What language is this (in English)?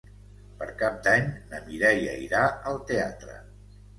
Catalan